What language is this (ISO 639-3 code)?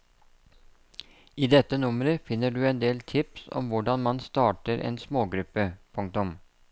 nor